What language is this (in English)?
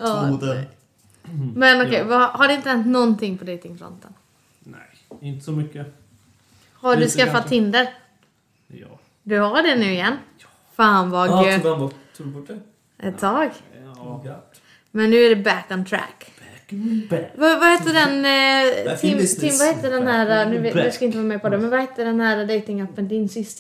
Swedish